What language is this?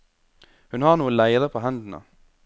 Norwegian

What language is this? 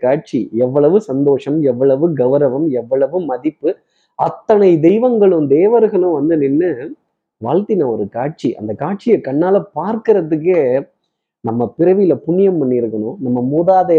Tamil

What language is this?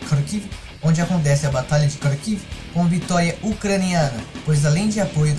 Portuguese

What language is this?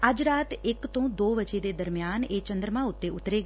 Punjabi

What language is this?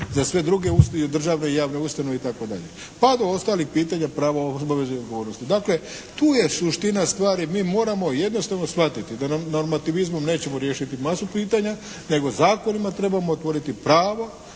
Croatian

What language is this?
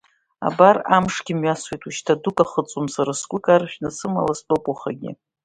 Abkhazian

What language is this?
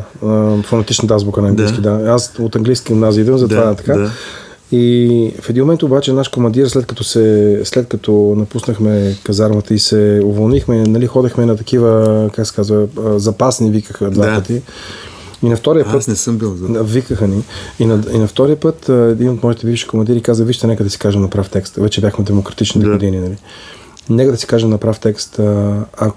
Bulgarian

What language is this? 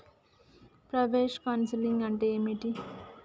Telugu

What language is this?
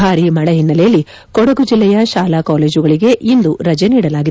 Kannada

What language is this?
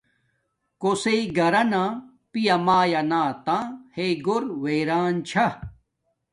Domaaki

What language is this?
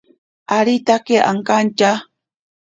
Ashéninka Perené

